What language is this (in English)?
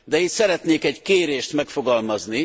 Hungarian